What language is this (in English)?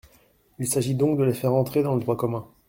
French